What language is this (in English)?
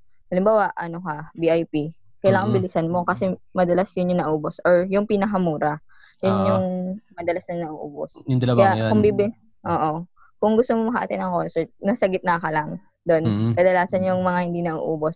Filipino